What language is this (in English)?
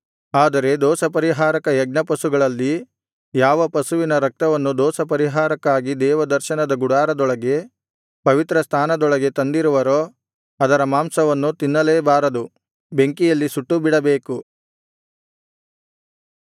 Kannada